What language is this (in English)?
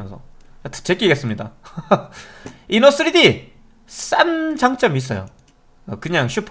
Korean